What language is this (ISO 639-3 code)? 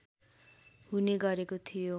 nep